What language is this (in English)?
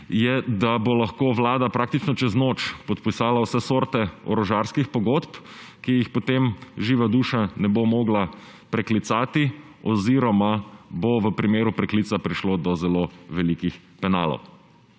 Slovenian